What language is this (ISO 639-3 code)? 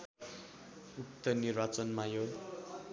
nep